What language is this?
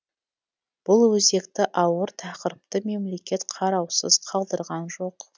Kazakh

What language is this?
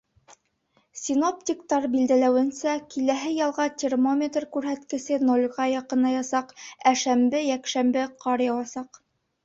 Bashkir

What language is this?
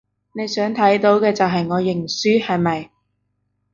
Cantonese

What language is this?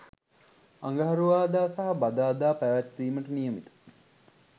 Sinhala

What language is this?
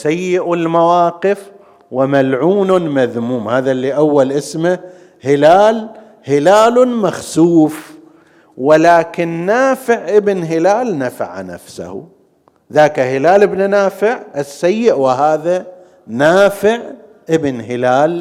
Arabic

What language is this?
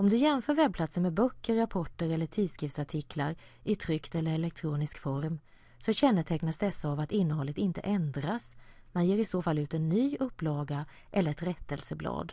Swedish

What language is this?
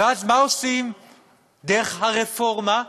Hebrew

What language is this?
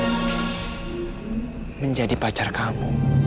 Indonesian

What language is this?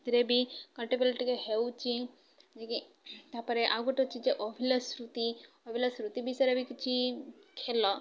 Odia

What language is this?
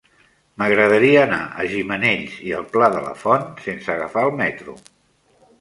Catalan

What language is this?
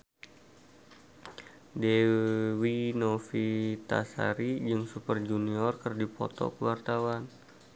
Sundanese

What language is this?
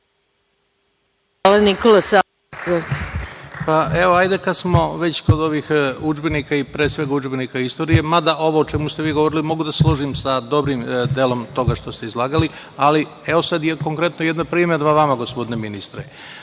Serbian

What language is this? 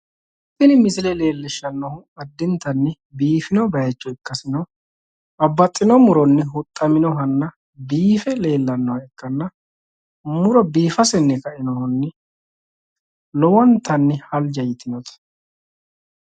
Sidamo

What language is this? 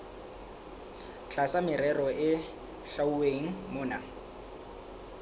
Southern Sotho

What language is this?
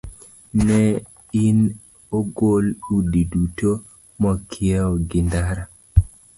Luo (Kenya and Tanzania)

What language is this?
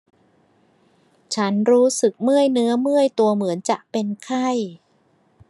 Thai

